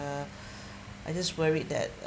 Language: English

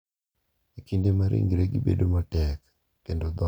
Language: Luo (Kenya and Tanzania)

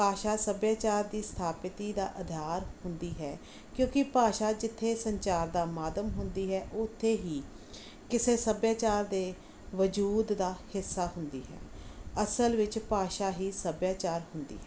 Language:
Punjabi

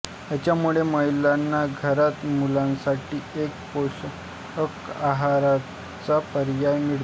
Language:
Marathi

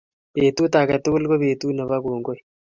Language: Kalenjin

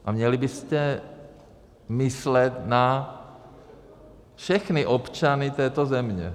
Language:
Czech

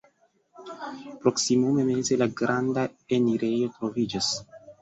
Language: Esperanto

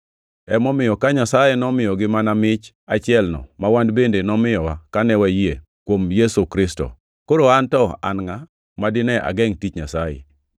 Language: Luo (Kenya and Tanzania)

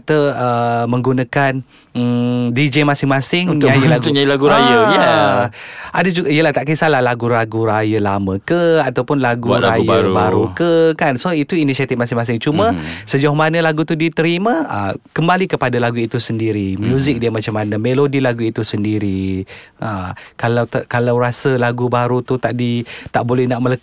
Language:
Malay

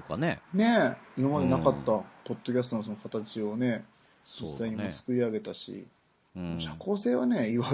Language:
Japanese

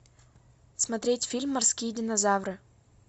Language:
Russian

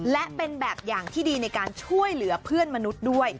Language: Thai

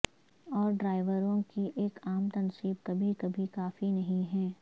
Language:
Urdu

